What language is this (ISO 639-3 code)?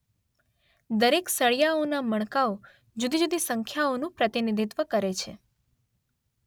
guj